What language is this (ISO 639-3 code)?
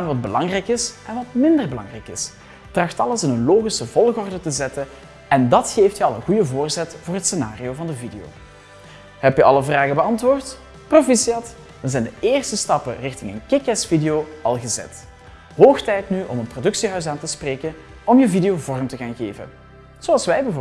nld